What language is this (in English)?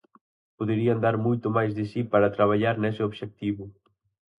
Galician